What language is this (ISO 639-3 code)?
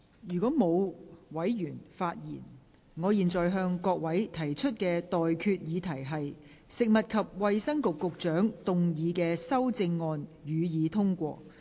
yue